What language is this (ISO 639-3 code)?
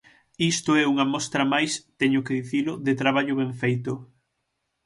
glg